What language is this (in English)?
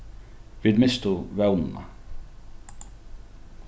Faroese